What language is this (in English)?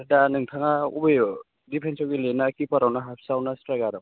Bodo